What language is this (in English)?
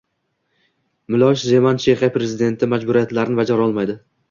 Uzbek